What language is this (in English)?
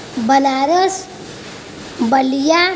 Urdu